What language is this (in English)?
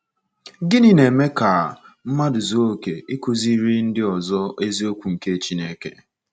Igbo